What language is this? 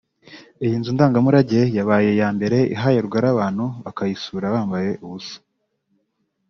Kinyarwanda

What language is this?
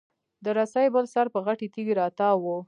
Pashto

